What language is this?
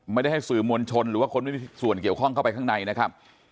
Thai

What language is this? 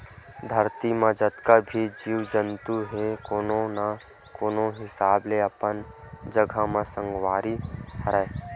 Chhattisgarhi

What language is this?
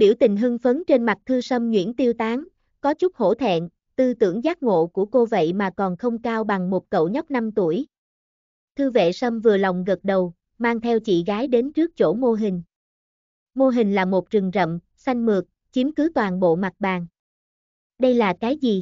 Vietnamese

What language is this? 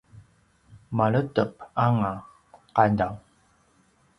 Paiwan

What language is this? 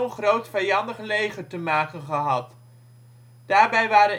Dutch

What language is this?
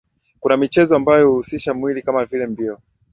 Swahili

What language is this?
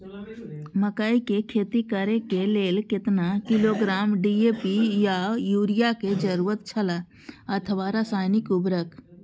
Maithili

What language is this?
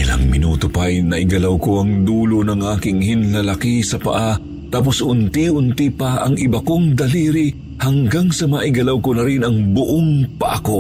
Filipino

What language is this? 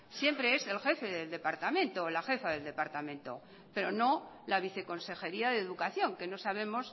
Spanish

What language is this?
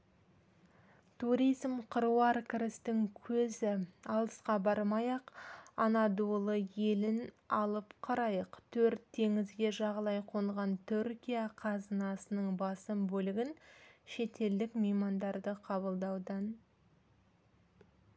Kazakh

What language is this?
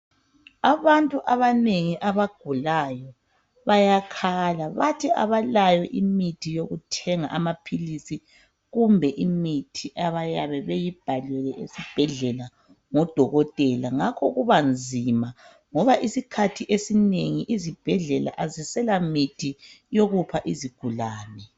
North Ndebele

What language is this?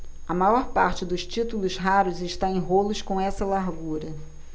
Portuguese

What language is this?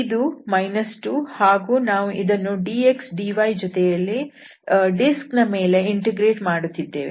Kannada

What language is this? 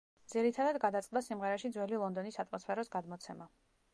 Georgian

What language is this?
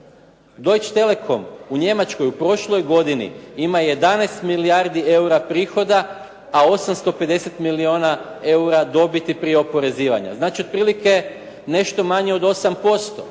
Croatian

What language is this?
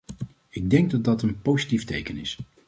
Dutch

